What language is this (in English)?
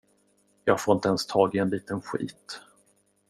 Swedish